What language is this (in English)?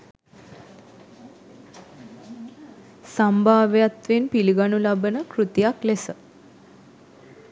Sinhala